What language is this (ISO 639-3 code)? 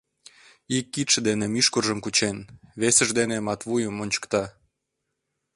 chm